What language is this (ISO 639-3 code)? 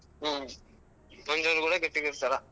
kan